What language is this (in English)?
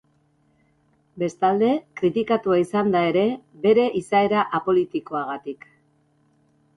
Basque